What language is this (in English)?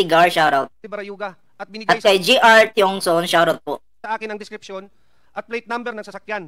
Filipino